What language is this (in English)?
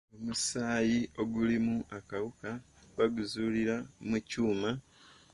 Ganda